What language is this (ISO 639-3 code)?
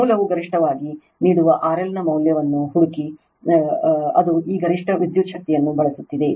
kan